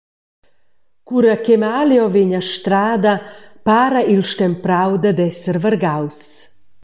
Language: Romansh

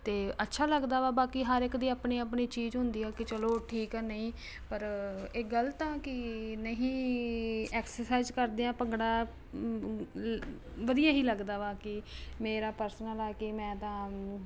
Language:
Punjabi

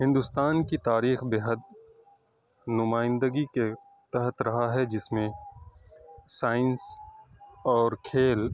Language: Urdu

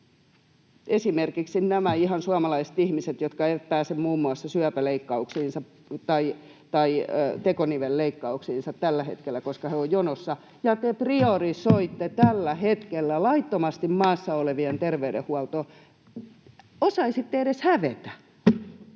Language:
Finnish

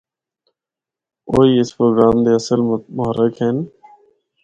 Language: Northern Hindko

